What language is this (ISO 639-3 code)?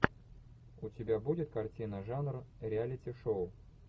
rus